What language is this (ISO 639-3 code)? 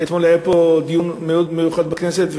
heb